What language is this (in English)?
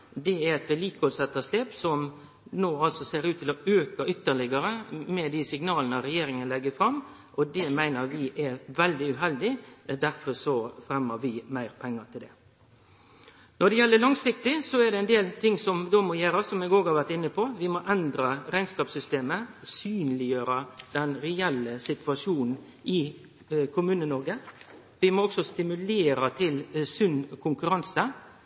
Norwegian Nynorsk